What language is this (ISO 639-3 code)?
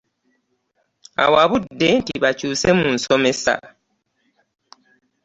lug